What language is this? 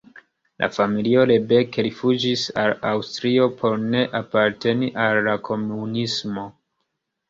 Esperanto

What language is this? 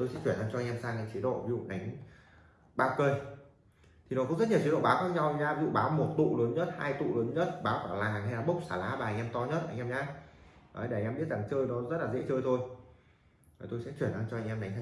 Vietnamese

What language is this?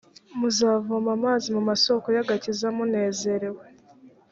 Kinyarwanda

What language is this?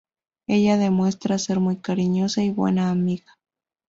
Spanish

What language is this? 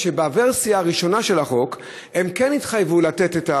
Hebrew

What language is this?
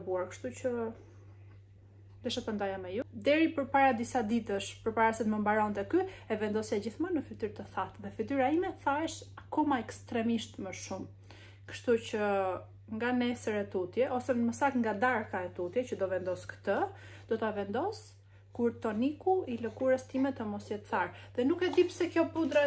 English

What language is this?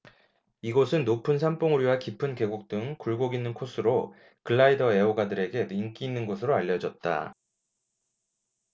Korean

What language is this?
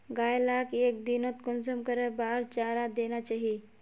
Magahi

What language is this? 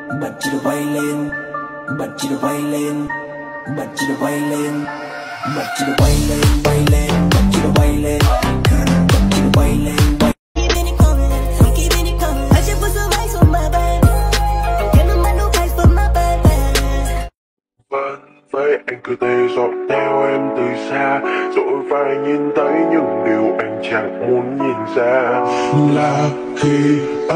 Vietnamese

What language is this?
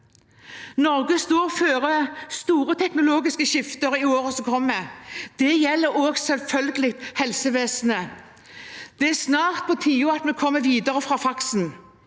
Norwegian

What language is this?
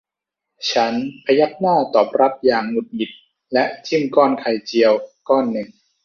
Thai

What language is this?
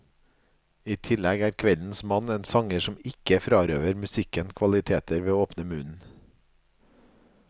Norwegian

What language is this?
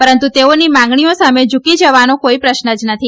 Gujarati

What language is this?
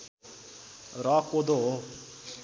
Nepali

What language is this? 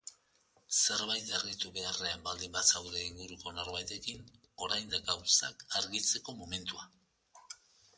Basque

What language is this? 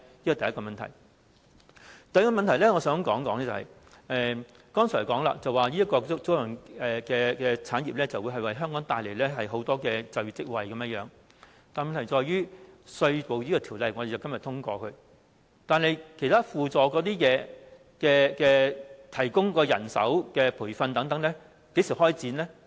Cantonese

